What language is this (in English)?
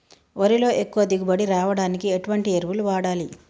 Telugu